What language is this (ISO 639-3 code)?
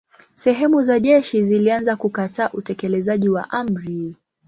swa